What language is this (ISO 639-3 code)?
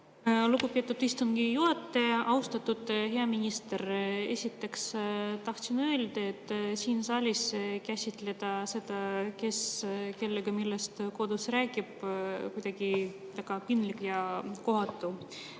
est